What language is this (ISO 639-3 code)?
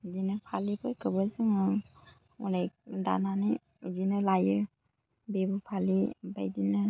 brx